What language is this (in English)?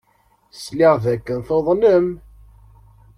Kabyle